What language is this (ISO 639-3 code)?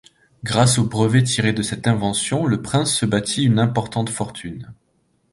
fra